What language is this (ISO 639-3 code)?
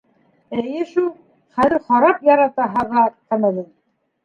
bak